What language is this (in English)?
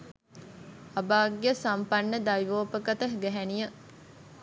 Sinhala